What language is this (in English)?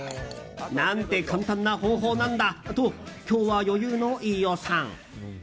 Japanese